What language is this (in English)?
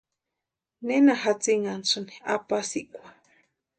Western Highland Purepecha